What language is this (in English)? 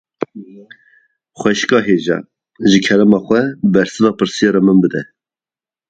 Kurdish